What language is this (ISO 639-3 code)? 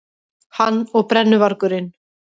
isl